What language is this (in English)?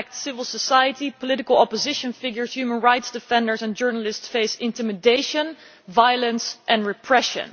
English